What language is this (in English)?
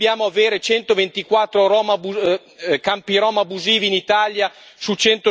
Italian